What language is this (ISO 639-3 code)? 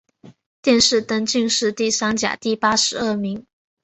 zho